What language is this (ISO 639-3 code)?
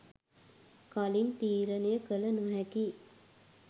sin